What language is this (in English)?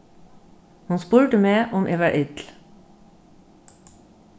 Faroese